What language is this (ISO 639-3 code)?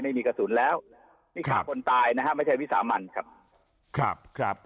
tha